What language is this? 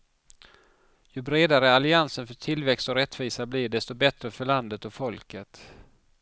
Swedish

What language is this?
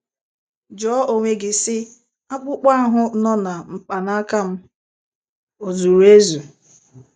Igbo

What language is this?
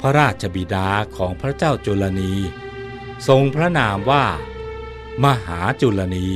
Thai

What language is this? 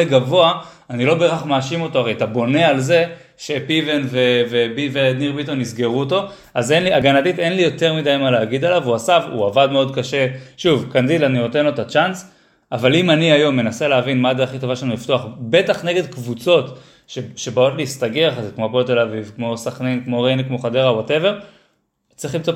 Hebrew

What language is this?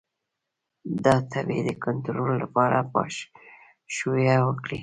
Pashto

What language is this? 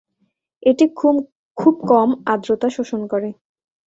Bangla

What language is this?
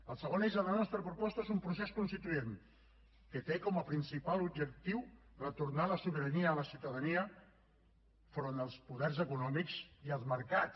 Catalan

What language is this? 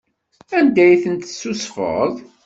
Kabyle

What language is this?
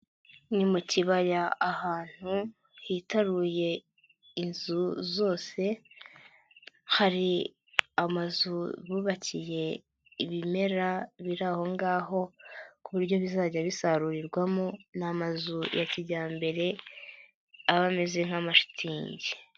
Kinyarwanda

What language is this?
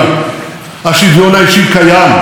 Hebrew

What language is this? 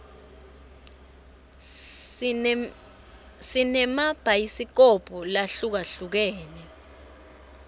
Swati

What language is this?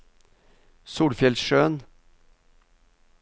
Norwegian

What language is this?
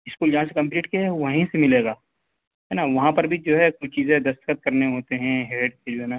Urdu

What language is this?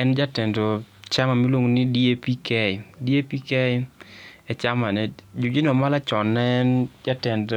Luo (Kenya and Tanzania)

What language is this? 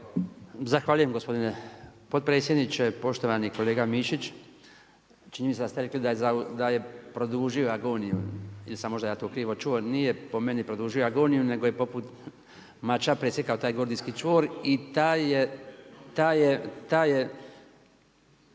Croatian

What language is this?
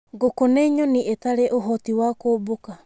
Kikuyu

